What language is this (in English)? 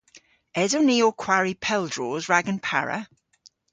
Cornish